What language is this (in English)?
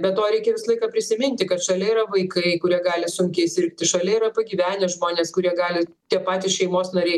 Lithuanian